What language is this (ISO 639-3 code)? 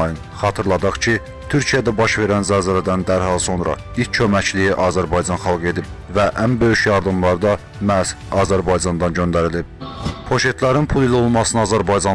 tur